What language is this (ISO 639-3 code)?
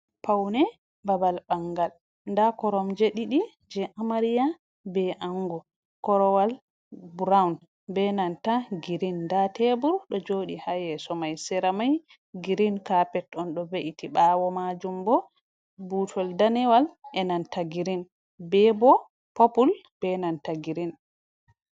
ful